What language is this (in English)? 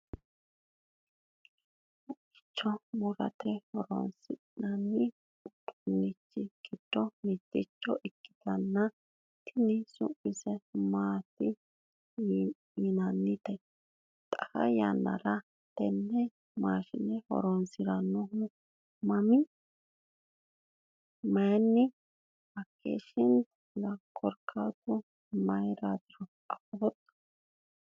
Sidamo